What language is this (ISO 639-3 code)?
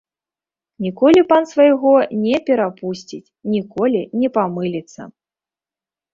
bel